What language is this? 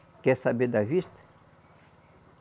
Portuguese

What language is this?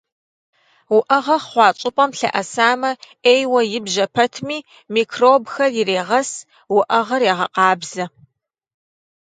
Kabardian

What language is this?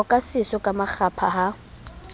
Southern Sotho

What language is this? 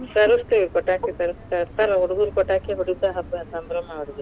Kannada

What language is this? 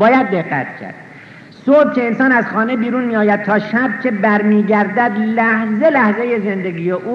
Persian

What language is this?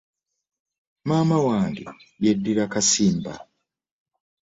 Ganda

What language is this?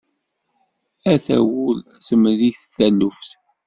Kabyle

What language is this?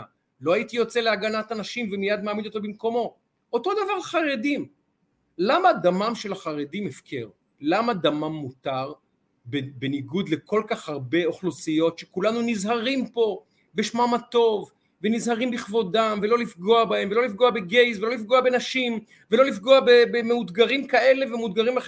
Hebrew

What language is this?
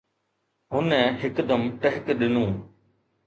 Sindhi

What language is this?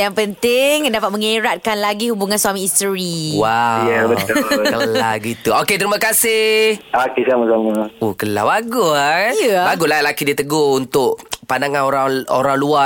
Malay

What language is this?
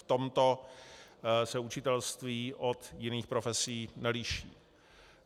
Czech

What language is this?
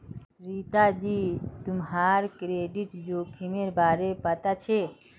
Magahi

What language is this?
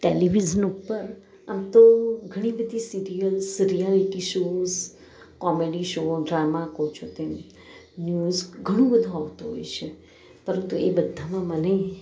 Gujarati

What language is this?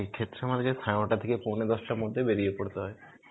Bangla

